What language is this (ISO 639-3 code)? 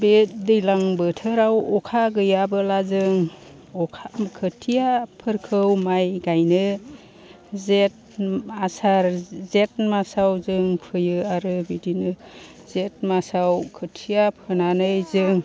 brx